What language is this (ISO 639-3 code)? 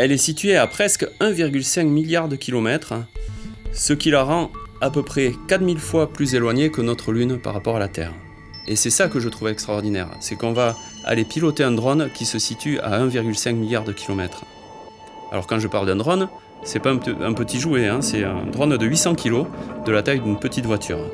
fra